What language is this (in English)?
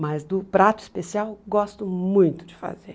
Portuguese